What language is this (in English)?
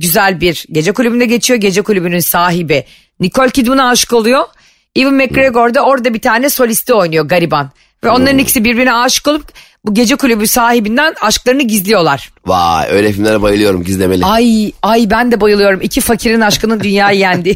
Turkish